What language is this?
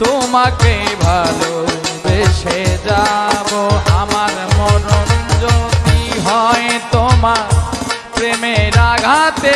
Bangla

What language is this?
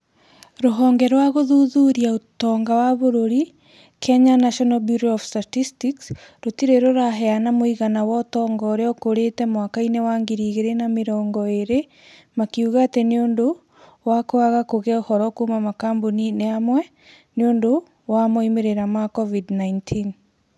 Kikuyu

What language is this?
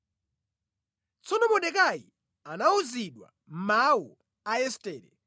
Nyanja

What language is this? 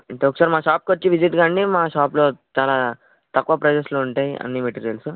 Telugu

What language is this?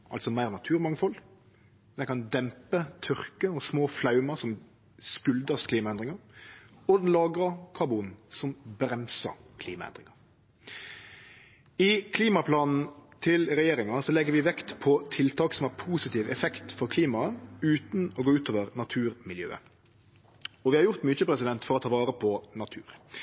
Norwegian Nynorsk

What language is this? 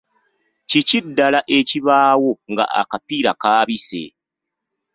Ganda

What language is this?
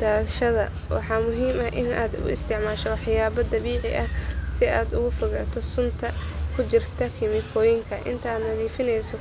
Somali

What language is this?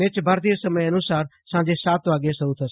Gujarati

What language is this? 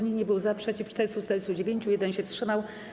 Polish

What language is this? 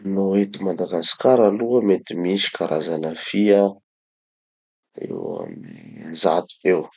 Tanosy Malagasy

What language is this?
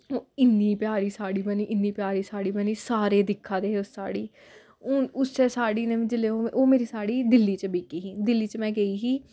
Dogri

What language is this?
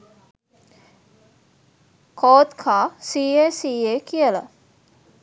Sinhala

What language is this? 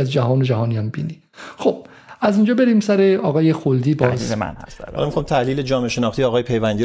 Persian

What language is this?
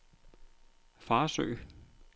Danish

